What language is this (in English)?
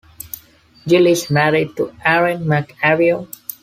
English